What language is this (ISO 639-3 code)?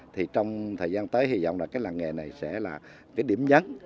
vie